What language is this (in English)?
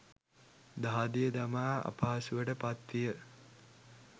Sinhala